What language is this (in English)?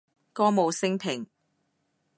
Cantonese